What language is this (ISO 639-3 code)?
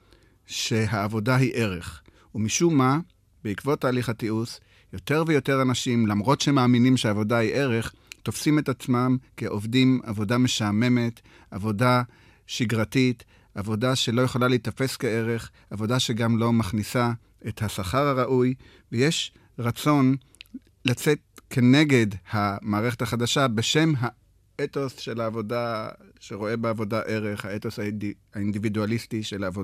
heb